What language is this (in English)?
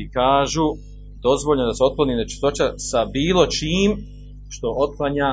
Croatian